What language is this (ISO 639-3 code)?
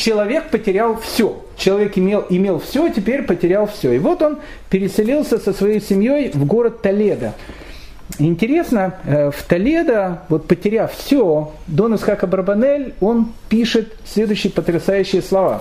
rus